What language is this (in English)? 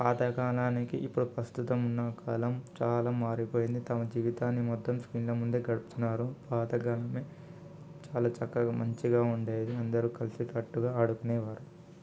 Telugu